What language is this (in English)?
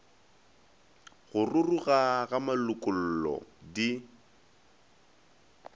Northern Sotho